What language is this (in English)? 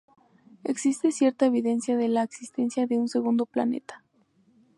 Spanish